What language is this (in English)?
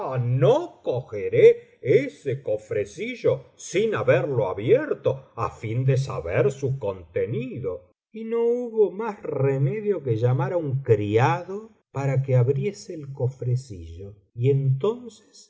Spanish